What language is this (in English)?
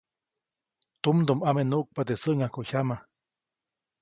Copainalá Zoque